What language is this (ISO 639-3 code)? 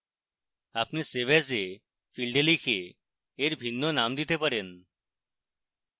ben